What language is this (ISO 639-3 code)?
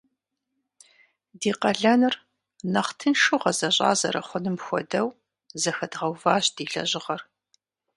kbd